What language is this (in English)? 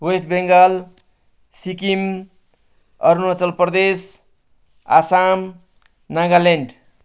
Nepali